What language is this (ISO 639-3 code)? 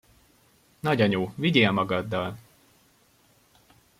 hun